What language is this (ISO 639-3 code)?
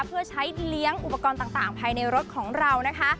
tha